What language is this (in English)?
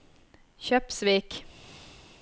Norwegian